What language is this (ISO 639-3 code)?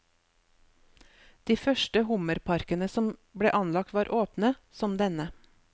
nor